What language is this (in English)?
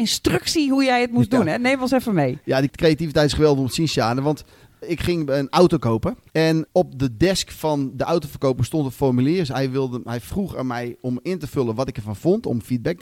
Dutch